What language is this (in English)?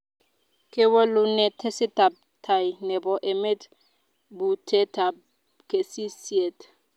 Kalenjin